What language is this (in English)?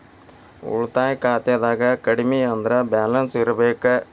Kannada